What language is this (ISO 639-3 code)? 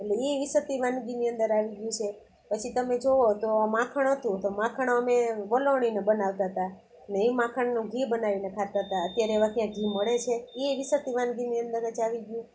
guj